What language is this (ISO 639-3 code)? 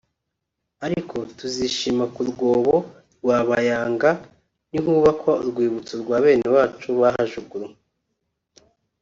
kin